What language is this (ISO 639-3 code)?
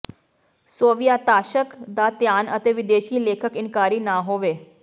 pan